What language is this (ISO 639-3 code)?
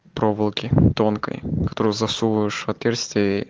rus